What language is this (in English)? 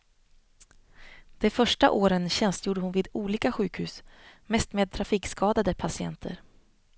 Swedish